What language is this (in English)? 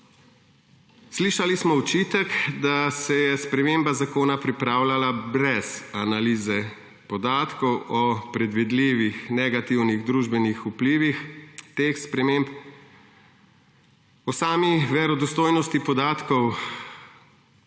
Slovenian